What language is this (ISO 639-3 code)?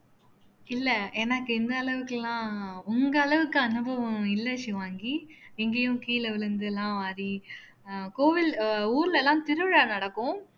tam